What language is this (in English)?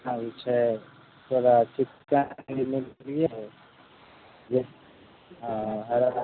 Maithili